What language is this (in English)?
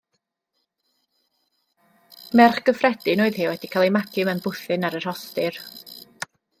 Welsh